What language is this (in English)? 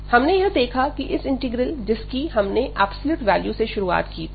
Hindi